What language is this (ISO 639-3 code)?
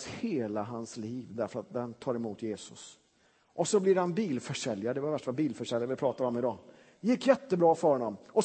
swe